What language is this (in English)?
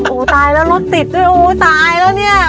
Thai